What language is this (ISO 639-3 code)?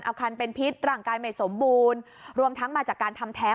tha